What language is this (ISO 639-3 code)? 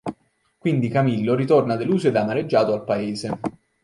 ita